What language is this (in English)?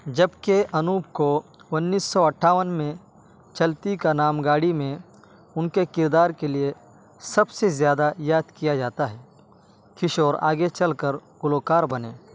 Urdu